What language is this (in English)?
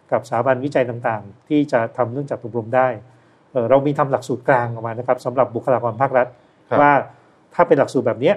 Thai